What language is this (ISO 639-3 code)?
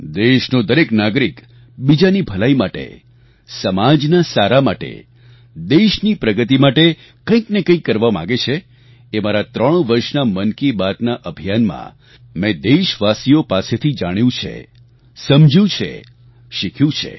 guj